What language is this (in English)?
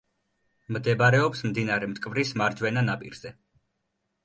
Georgian